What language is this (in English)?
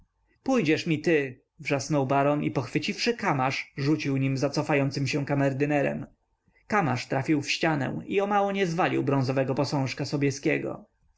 Polish